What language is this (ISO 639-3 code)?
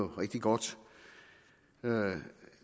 dan